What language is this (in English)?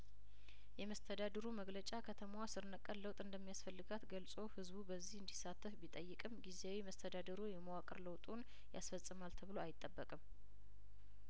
Amharic